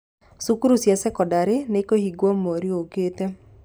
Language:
Kikuyu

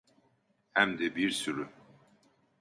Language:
Turkish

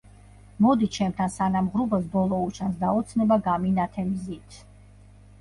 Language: Georgian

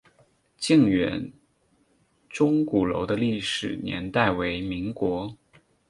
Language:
Chinese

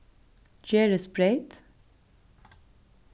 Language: Faroese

